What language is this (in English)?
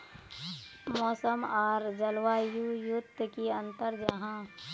Magahi